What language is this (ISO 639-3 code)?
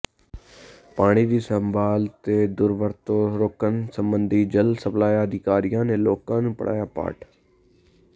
pan